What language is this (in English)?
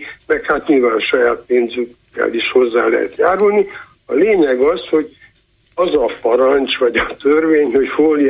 Hungarian